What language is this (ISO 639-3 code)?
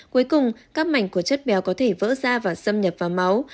vie